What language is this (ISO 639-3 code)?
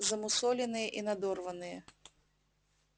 rus